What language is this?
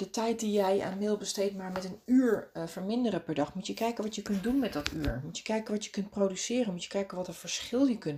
Dutch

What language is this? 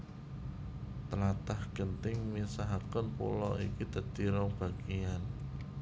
Javanese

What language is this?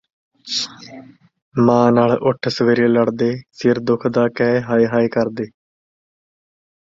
Punjabi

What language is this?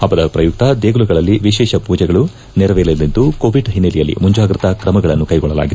Kannada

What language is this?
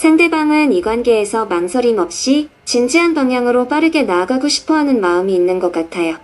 Korean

